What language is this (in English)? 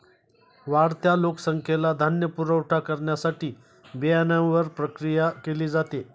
Marathi